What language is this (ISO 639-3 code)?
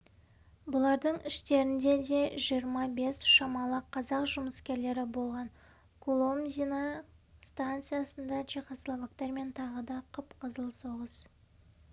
kaz